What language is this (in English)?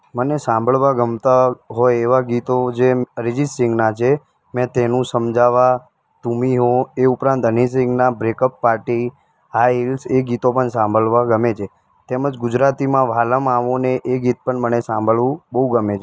Gujarati